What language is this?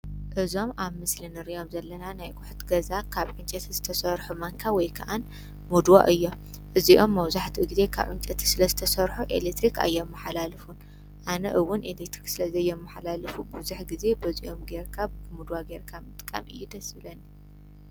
Tigrinya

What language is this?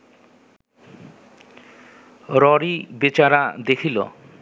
Bangla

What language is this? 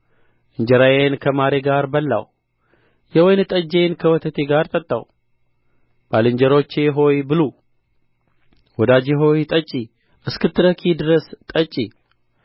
Amharic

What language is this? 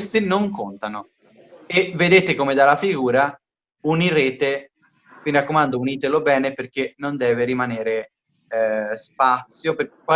Italian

